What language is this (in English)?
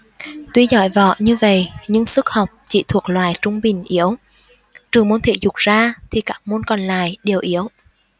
Vietnamese